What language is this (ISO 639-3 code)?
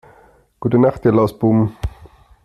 deu